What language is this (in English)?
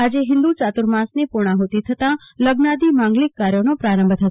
Gujarati